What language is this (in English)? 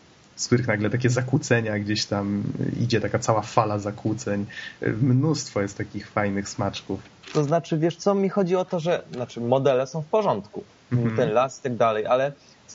Polish